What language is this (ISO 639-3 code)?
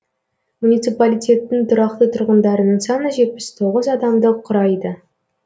kaz